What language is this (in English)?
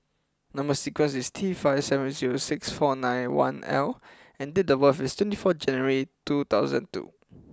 English